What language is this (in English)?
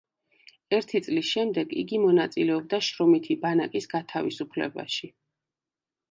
Georgian